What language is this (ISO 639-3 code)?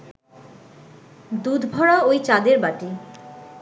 ben